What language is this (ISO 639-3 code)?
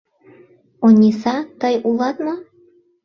chm